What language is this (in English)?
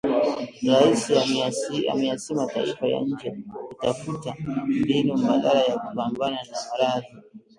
Swahili